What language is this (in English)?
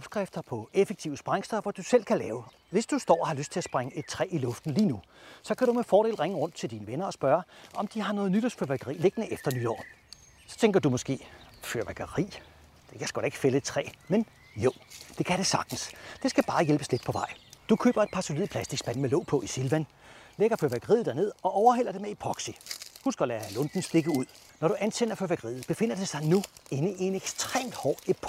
Danish